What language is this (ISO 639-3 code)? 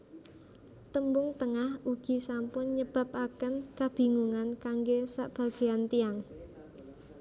jav